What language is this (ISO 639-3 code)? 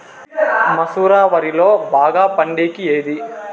tel